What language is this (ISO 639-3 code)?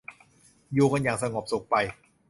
tha